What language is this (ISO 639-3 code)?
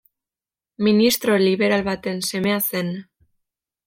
eus